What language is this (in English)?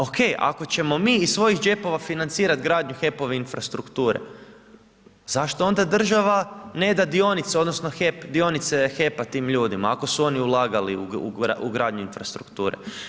Croatian